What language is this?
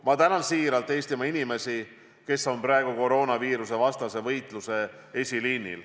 Estonian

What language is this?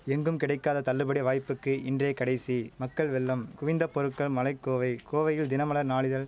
Tamil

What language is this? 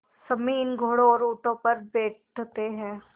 Hindi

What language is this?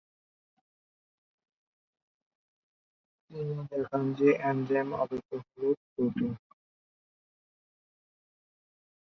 Bangla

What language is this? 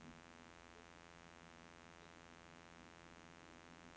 Norwegian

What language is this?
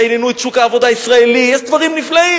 Hebrew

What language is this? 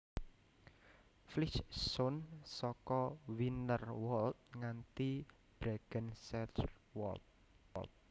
Javanese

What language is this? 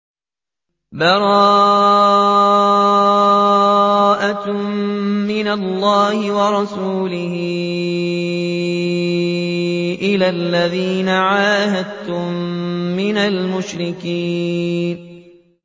Arabic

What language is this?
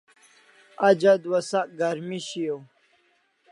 Kalasha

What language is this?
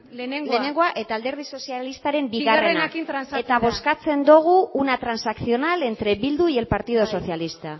Basque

